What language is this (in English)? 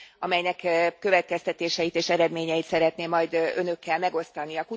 Hungarian